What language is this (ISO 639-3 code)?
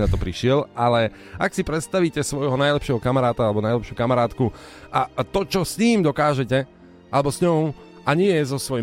slk